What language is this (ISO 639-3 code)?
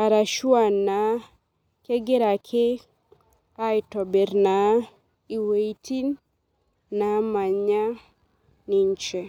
mas